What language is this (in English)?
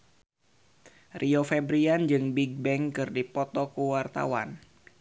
Sundanese